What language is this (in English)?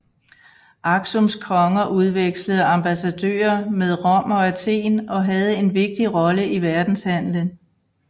Danish